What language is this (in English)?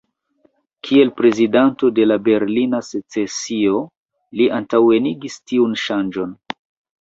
Esperanto